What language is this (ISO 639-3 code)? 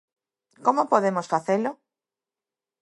glg